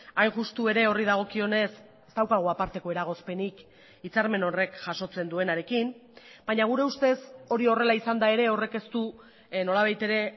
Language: Basque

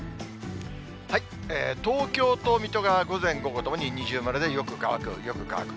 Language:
Japanese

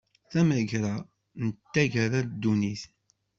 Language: Kabyle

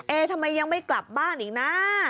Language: Thai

